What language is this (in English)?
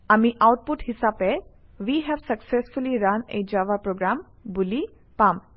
Assamese